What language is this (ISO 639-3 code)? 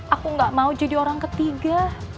ind